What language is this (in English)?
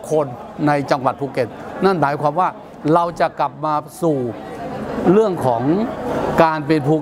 Thai